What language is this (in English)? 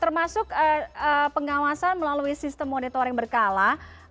Indonesian